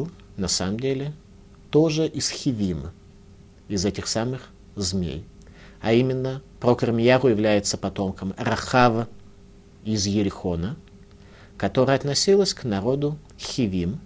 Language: Russian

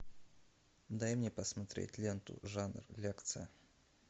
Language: Russian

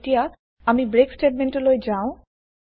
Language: Assamese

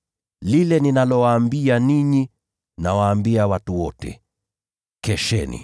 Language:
Swahili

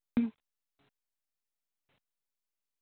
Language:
Gujarati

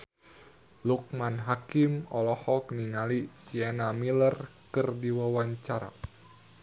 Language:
Sundanese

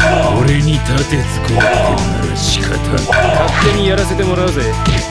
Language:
Japanese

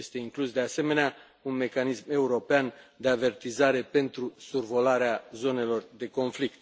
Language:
Romanian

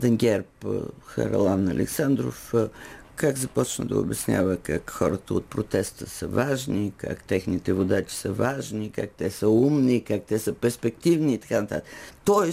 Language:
Bulgarian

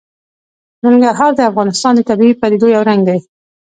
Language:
Pashto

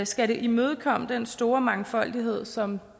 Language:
Danish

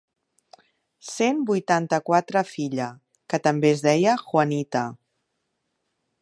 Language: Catalan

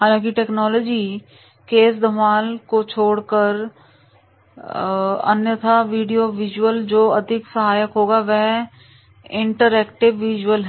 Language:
Hindi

